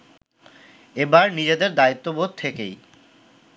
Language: Bangla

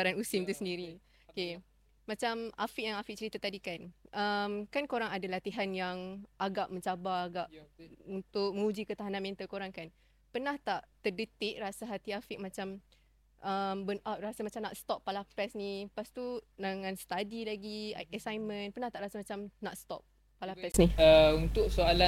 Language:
Malay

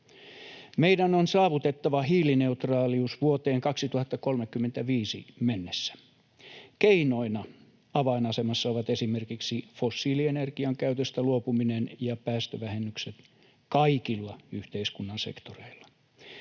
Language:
Finnish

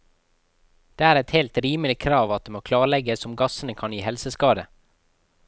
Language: Norwegian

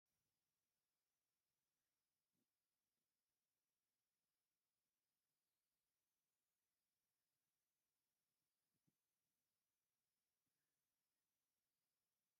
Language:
Tigrinya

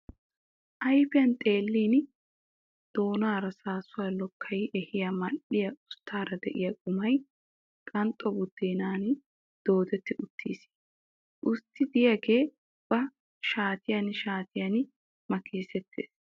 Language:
Wolaytta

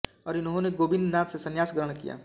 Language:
Hindi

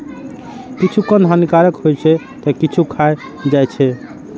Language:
Maithili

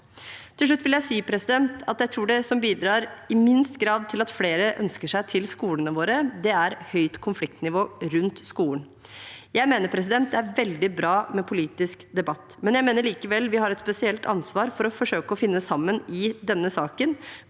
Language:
Norwegian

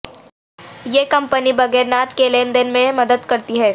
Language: Urdu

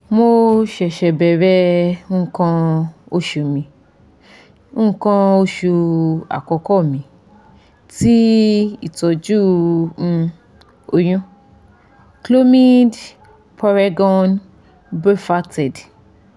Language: Yoruba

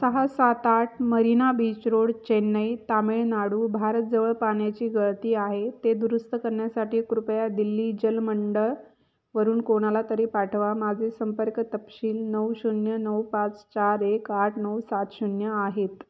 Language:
Marathi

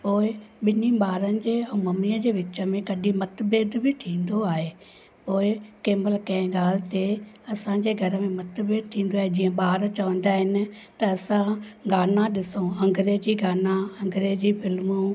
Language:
Sindhi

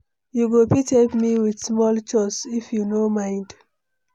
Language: Nigerian Pidgin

